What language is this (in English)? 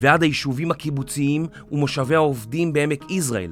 Hebrew